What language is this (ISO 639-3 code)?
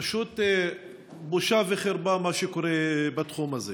heb